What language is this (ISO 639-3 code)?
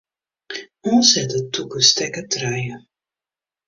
fry